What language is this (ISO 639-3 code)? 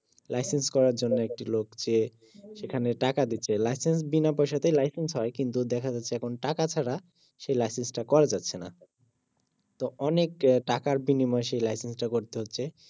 ben